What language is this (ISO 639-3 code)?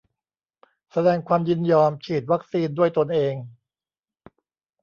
tha